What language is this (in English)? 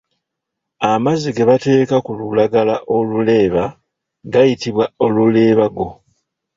Ganda